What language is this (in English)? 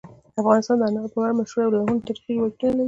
Pashto